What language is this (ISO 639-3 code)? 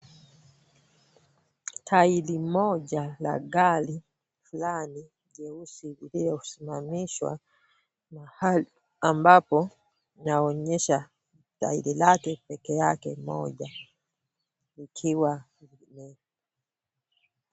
swa